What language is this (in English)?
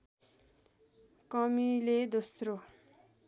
Nepali